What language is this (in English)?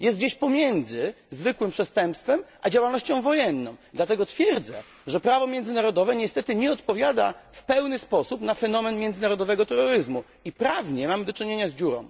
Polish